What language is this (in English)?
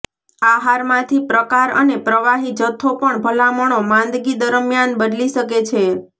Gujarati